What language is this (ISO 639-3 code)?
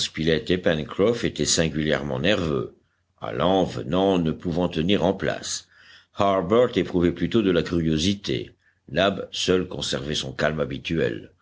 fra